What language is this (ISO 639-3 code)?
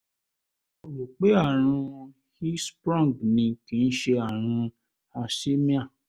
yor